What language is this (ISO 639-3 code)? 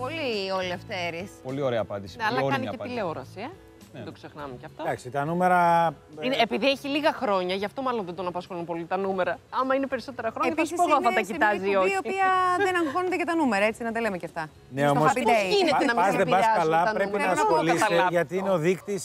ell